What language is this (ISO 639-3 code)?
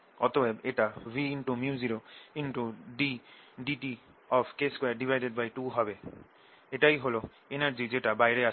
ben